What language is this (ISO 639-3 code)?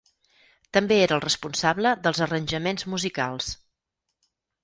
cat